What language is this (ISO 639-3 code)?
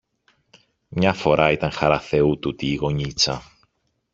ell